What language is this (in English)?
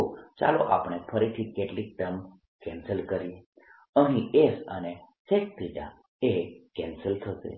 Gujarati